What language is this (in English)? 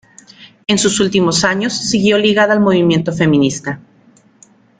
Spanish